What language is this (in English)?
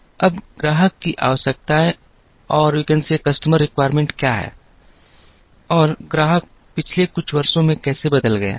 Hindi